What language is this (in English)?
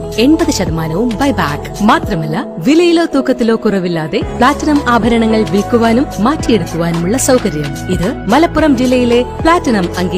Malayalam